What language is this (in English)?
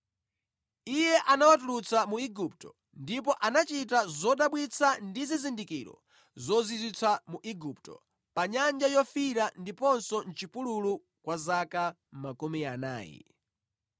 Nyanja